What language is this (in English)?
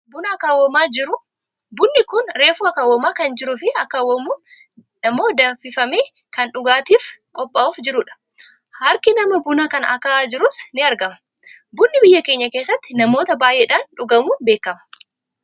Oromo